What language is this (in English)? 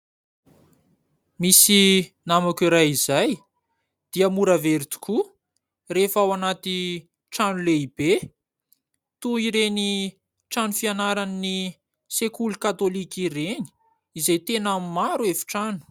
Malagasy